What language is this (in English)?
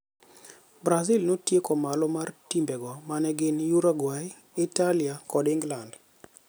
Luo (Kenya and Tanzania)